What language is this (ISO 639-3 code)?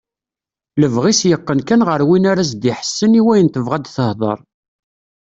kab